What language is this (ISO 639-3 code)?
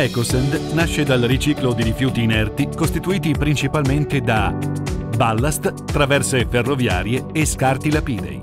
ita